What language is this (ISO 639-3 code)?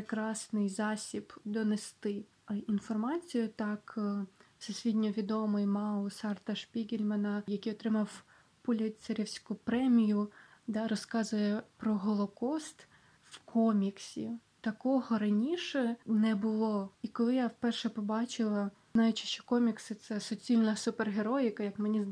ukr